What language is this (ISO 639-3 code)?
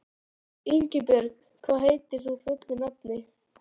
isl